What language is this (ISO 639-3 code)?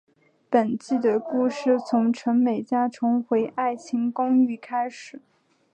zho